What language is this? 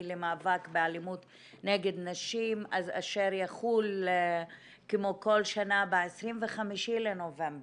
Hebrew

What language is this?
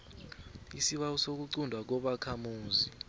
South Ndebele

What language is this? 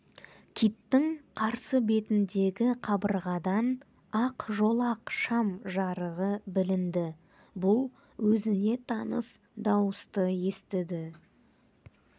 Kazakh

